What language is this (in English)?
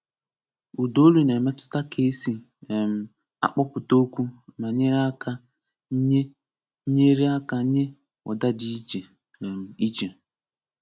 Igbo